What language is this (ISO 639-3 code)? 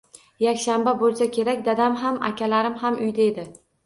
uzb